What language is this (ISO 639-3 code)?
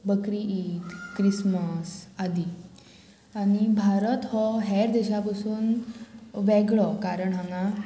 kok